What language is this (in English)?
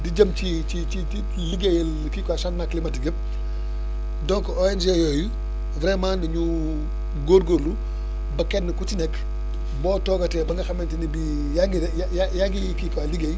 Wolof